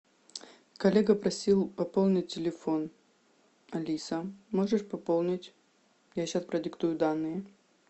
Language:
Russian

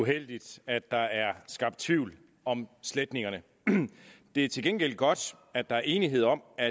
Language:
Danish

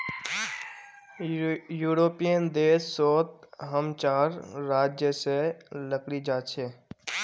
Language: Magahi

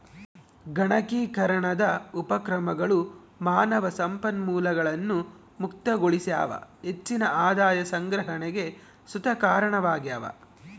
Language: Kannada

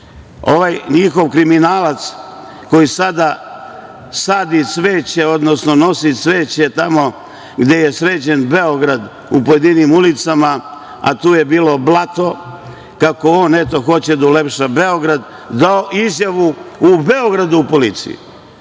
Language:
Serbian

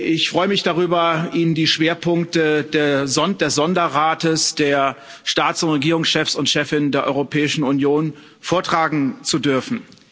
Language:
German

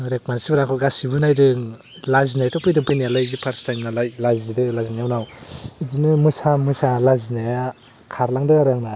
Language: Bodo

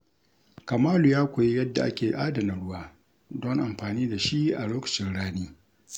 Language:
Hausa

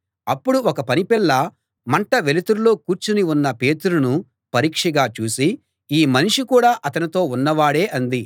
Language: Telugu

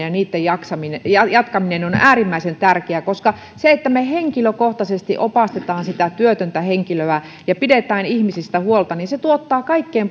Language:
Finnish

